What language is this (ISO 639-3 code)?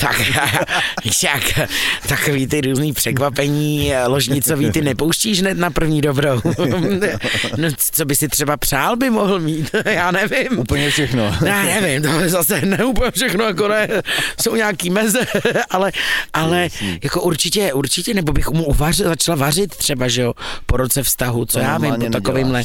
ces